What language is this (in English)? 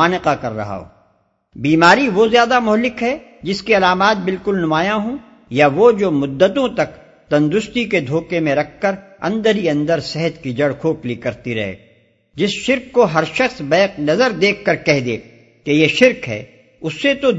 Urdu